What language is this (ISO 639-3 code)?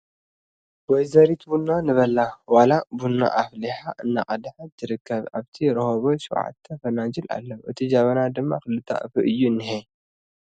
tir